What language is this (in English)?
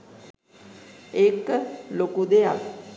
Sinhala